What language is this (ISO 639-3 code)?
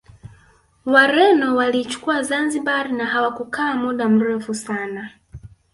swa